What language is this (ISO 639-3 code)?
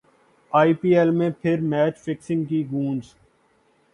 urd